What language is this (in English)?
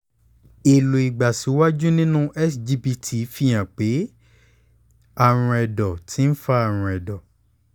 Yoruba